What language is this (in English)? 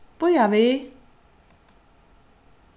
Faroese